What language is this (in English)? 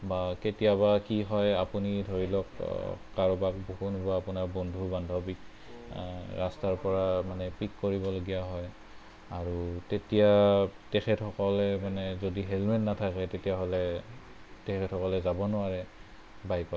Assamese